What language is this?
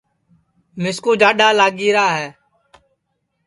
Sansi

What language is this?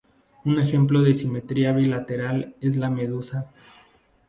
Spanish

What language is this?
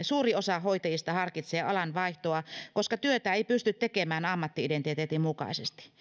Finnish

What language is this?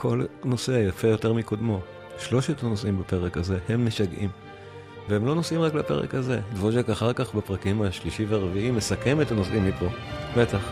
Hebrew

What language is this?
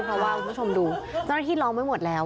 Thai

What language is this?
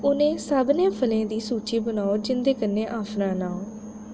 Dogri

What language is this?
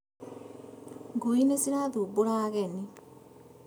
Kikuyu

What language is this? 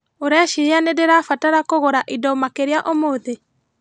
Kikuyu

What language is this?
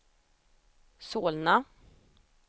Swedish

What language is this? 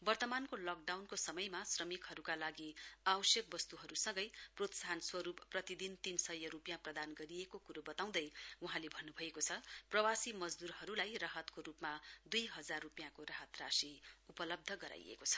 Nepali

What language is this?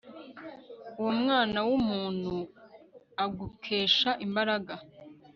Kinyarwanda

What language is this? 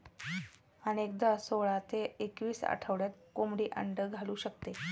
Marathi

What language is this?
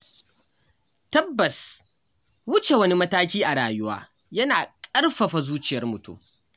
Hausa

